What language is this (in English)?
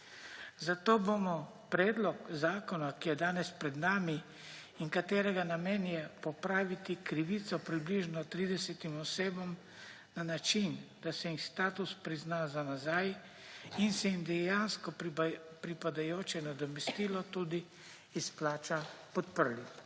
Slovenian